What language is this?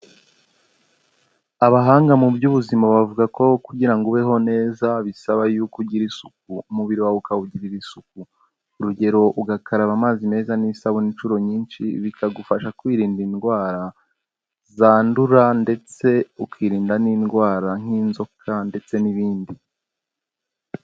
Kinyarwanda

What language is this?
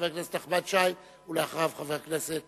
Hebrew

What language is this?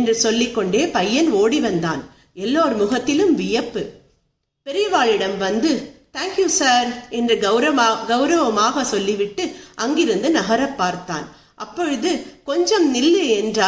Tamil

